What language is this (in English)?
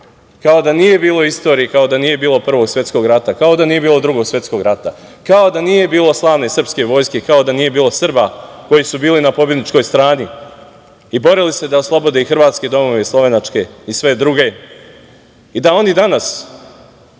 Serbian